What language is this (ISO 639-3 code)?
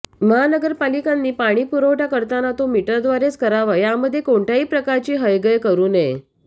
mar